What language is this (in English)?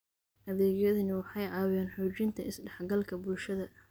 Somali